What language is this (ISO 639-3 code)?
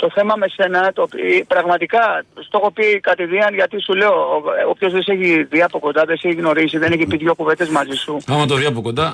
ell